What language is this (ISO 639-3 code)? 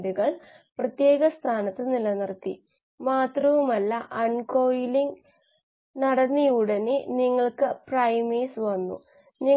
mal